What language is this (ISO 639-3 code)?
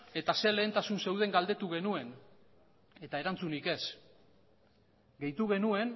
eus